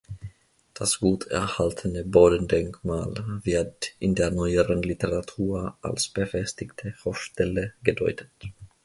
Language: German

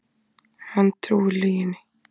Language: Icelandic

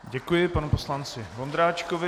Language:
Czech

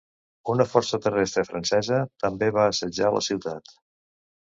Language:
Catalan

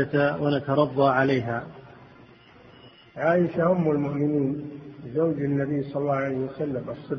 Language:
Arabic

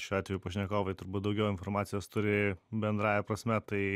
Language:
Lithuanian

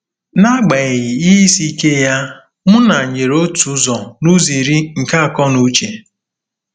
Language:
Igbo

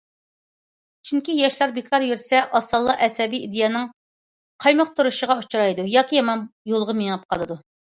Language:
Uyghur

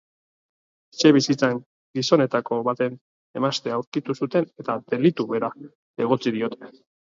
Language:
Basque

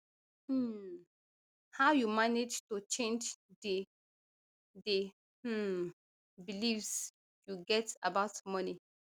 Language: Nigerian Pidgin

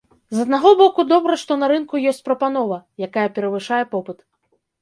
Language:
Belarusian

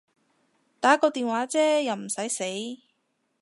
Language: Cantonese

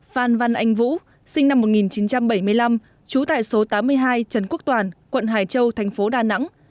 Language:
Vietnamese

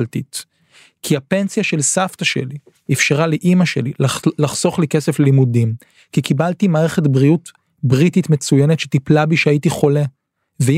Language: Hebrew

